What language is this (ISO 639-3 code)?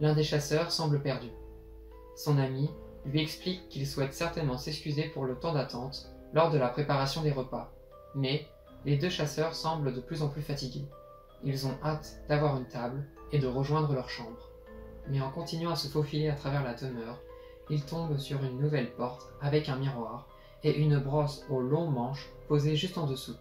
fra